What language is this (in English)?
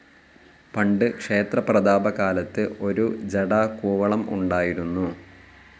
Malayalam